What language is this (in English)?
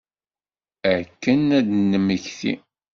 Kabyle